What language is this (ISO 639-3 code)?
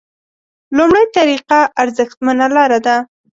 pus